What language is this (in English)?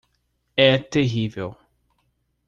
Portuguese